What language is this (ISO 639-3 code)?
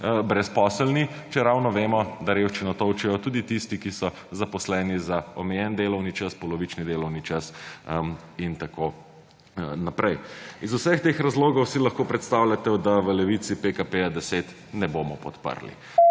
slv